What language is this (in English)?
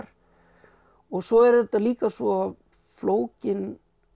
Icelandic